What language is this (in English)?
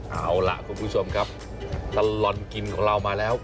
Thai